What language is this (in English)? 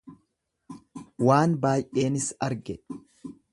Oromo